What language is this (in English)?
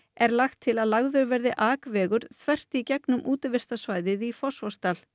Icelandic